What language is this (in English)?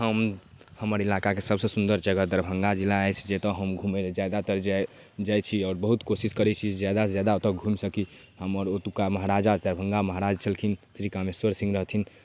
Maithili